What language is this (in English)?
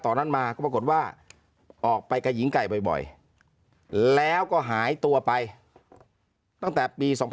Thai